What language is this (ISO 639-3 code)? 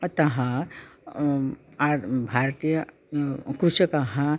san